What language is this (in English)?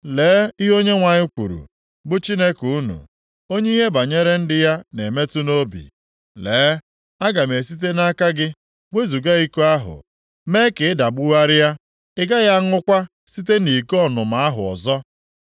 Igbo